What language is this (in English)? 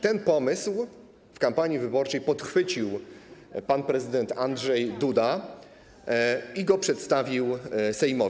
Polish